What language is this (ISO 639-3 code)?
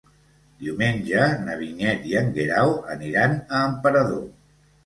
cat